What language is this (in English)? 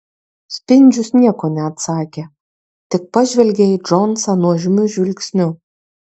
Lithuanian